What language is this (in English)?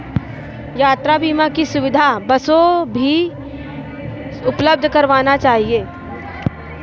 Hindi